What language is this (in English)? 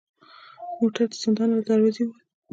Pashto